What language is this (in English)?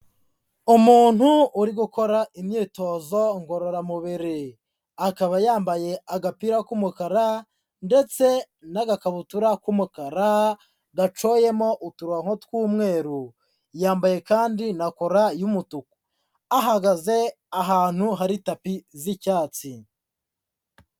Kinyarwanda